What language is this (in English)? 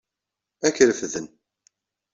Kabyle